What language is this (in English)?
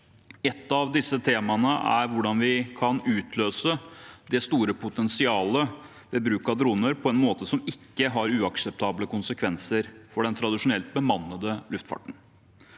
Norwegian